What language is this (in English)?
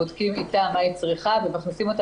Hebrew